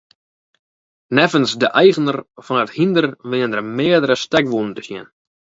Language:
Western Frisian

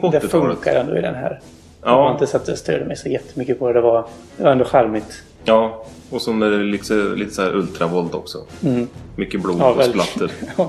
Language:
Swedish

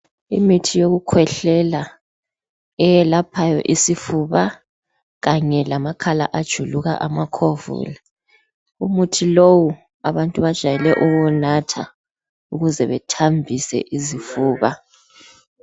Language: North Ndebele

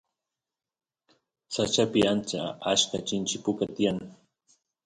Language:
Santiago del Estero Quichua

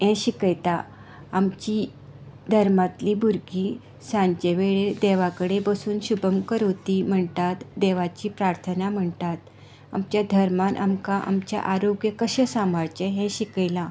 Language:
Konkani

